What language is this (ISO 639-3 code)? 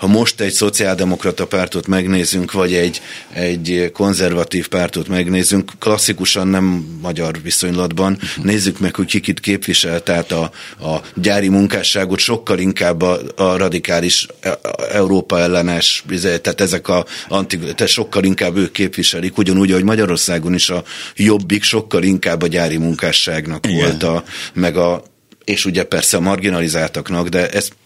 hun